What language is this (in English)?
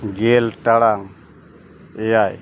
Santali